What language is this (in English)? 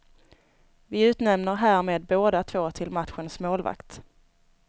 Swedish